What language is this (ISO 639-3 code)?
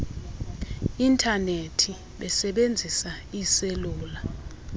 xho